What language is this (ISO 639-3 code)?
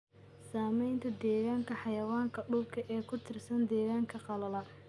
som